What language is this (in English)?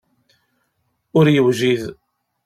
Kabyle